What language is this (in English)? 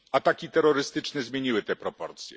Polish